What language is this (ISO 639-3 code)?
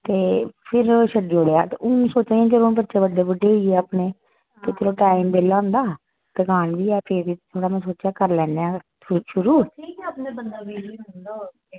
doi